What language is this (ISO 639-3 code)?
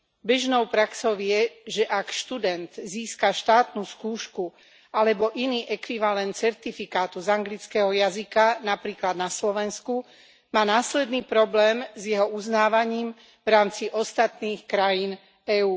slk